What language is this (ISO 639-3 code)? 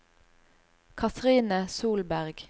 nor